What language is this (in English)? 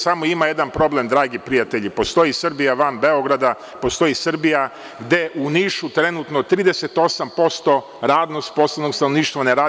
Serbian